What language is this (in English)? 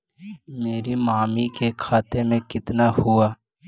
Magahi